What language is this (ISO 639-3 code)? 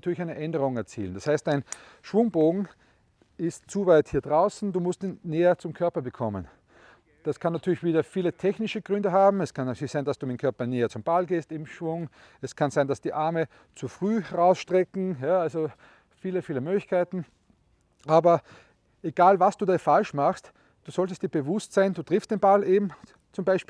deu